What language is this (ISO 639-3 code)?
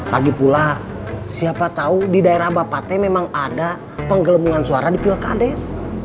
ind